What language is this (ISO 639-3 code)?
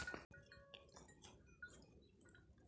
kan